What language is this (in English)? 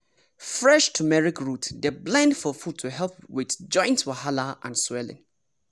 Nigerian Pidgin